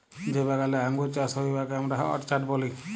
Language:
Bangla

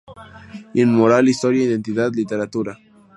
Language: Spanish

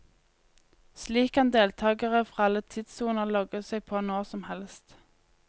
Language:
Norwegian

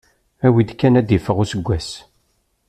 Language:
Kabyle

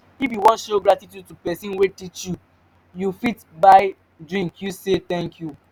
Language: Nigerian Pidgin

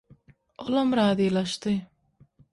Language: Turkmen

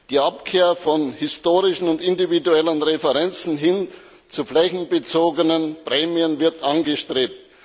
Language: German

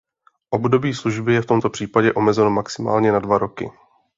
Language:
Czech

